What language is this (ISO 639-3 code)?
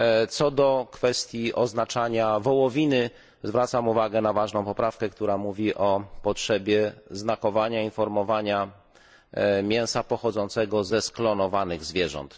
pol